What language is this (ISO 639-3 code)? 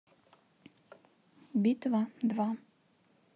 rus